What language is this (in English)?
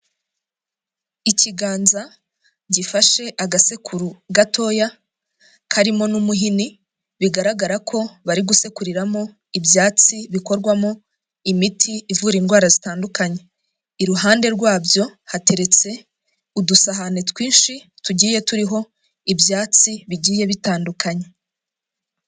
Kinyarwanda